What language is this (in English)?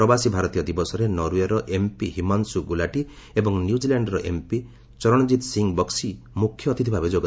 Odia